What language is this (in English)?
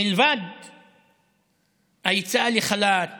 Hebrew